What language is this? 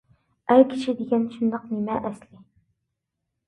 Uyghur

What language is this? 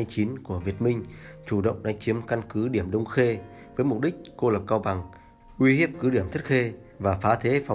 Vietnamese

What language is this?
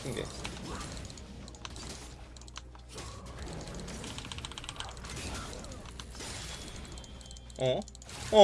Korean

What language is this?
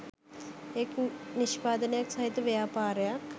Sinhala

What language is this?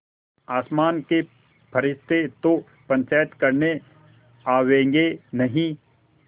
Hindi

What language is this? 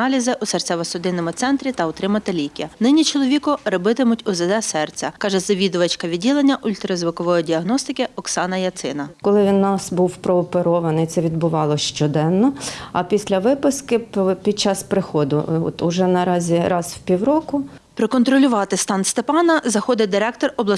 Ukrainian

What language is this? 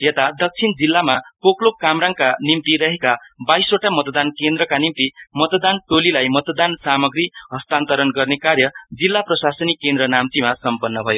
Nepali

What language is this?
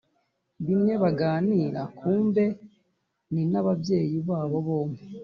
Kinyarwanda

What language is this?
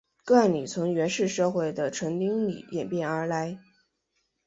Chinese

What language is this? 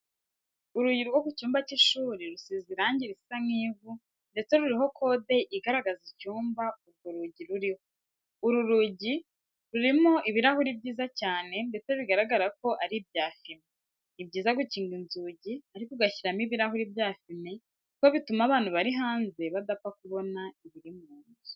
Kinyarwanda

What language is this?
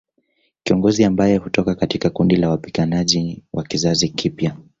Swahili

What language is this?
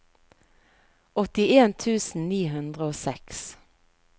Norwegian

